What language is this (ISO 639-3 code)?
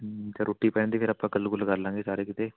pan